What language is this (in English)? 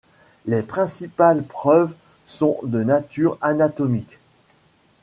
French